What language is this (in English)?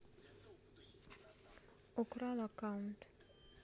Russian